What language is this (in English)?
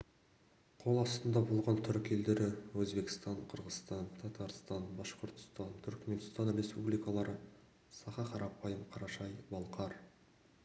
Kazakh